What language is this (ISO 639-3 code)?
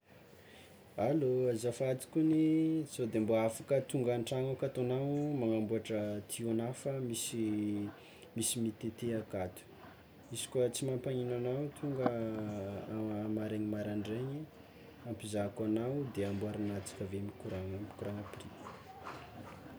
xmw